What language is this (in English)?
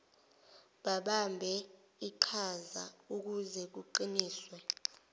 Zulu